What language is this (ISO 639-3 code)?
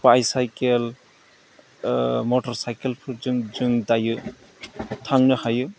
brx